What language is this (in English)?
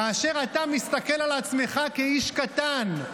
Hebrew